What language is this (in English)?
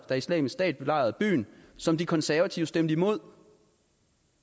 Danish